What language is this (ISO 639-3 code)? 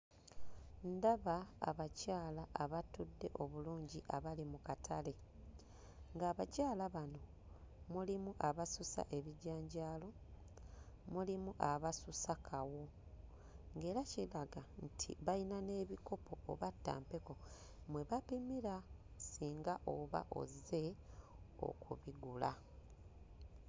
lug